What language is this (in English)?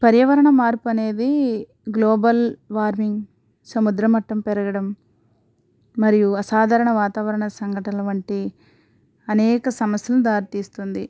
Telugu